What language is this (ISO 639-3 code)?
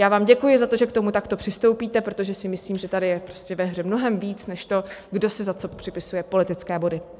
ces